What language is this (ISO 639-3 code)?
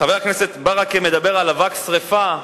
heb